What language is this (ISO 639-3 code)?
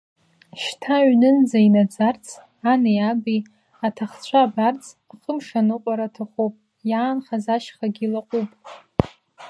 abk